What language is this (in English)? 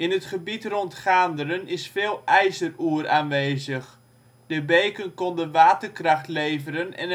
Dutch